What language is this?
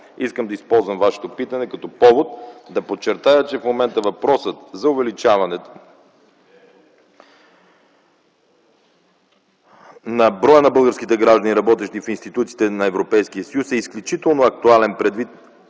Bulgarian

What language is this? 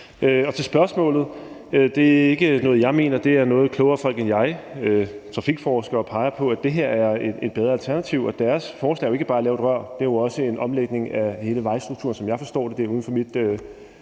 Danish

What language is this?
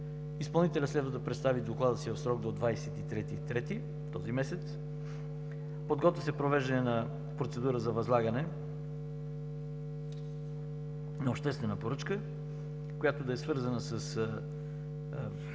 Bulgarian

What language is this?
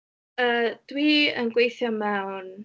Welsh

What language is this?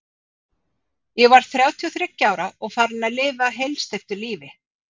Icelandic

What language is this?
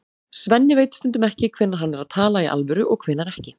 Icelandic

